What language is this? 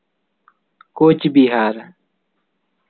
Santali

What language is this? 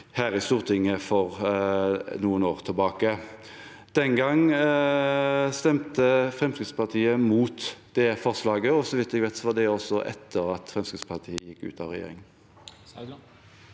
Norwegian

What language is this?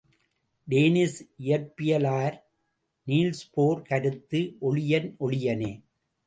Tamil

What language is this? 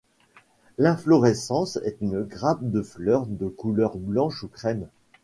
French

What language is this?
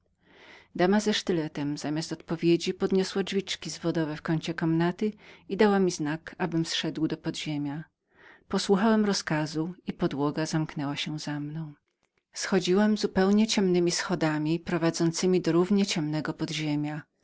Polish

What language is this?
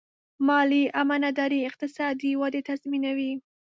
Pashto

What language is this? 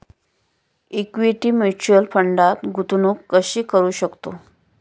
Marathi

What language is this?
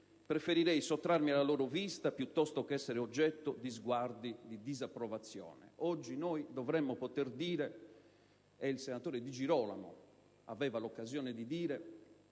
Italian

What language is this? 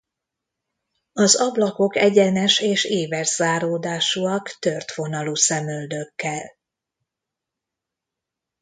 Hungarian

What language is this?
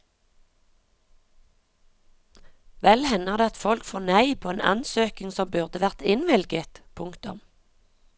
Norwegian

